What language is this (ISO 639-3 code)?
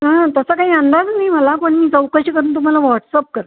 mar